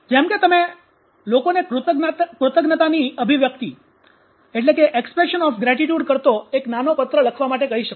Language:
Gujarati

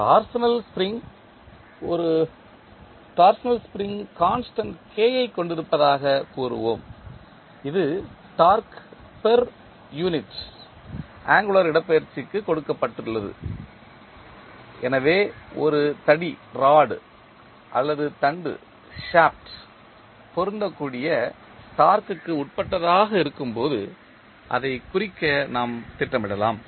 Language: Tamil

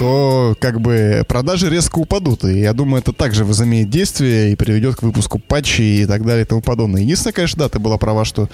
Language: Russian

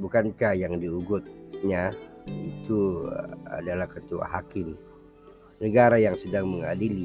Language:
Malay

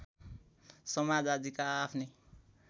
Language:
Nepali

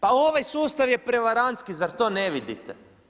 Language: Croatian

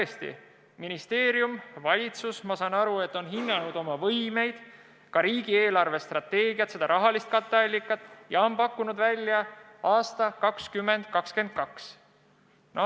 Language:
Estonian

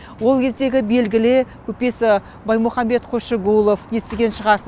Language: Kazakh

